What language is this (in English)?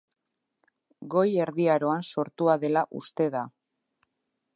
Basque